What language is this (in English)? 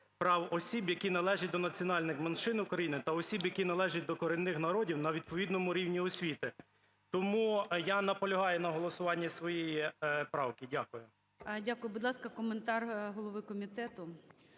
Ukrainian